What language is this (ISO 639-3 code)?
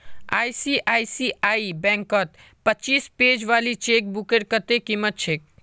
mag